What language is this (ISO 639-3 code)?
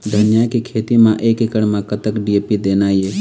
hne